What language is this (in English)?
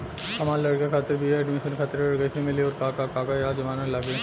Bhojpuri